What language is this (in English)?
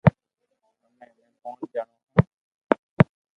Loarki